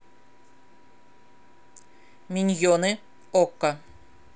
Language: Russian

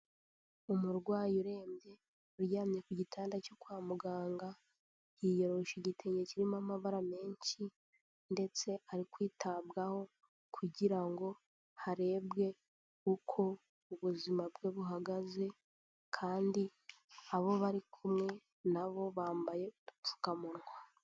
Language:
Kinyarwanda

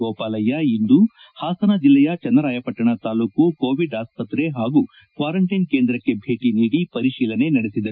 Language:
Kannada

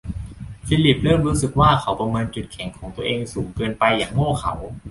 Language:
Thai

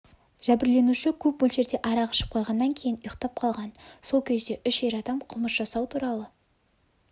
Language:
Kazakh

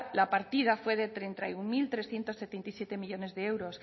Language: Spanish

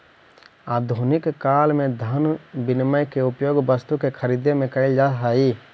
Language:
Magahi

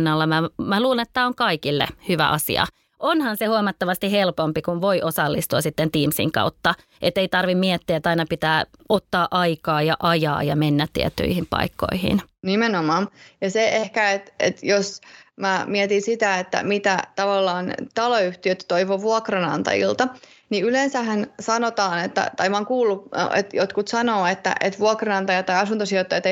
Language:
Finnish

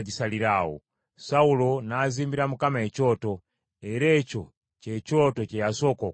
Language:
Ganda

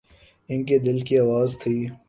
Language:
Urdu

